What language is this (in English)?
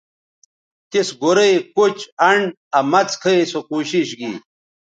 Bateri